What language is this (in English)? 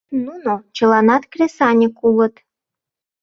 Mari